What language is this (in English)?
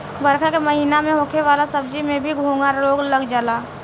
Bhojpuri